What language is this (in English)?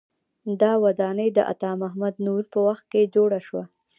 Pashto